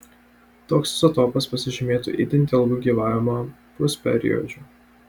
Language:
Lithuanian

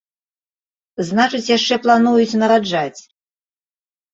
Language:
Belarusian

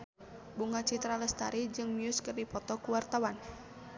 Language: Sundanese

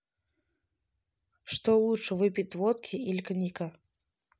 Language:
Russian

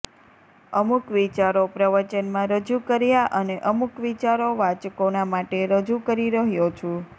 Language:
Gujarati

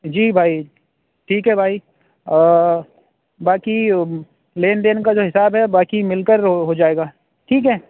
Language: Urdu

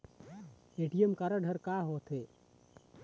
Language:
Chhattisgarhi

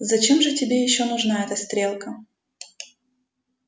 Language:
Russian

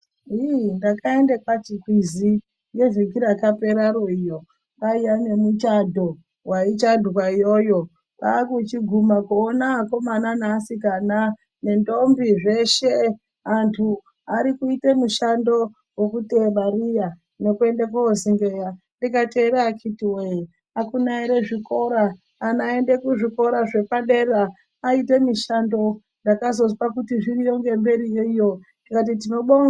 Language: Ndau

